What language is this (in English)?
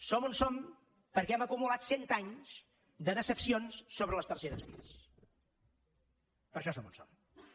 Catalan